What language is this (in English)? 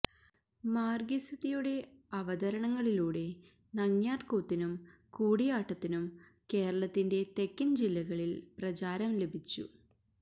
Malayalam